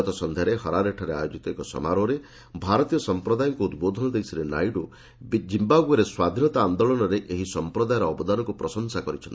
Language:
Odia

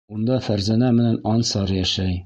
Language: Bashkir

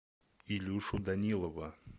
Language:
Russian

